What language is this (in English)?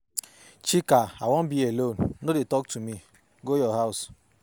Nigerian Pidgin